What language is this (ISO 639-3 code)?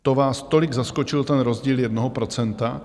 ces